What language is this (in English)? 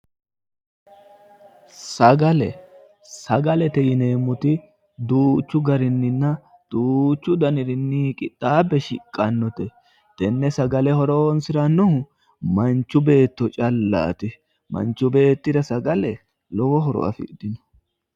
Sidamo